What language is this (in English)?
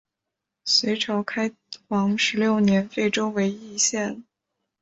Chinese